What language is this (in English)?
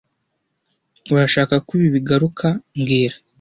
Kinyarwanda